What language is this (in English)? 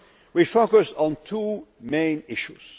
English